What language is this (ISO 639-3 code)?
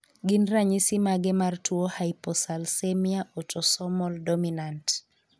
luo